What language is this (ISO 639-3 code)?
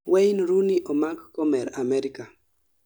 luo